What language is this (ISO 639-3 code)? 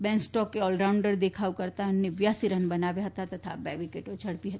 guj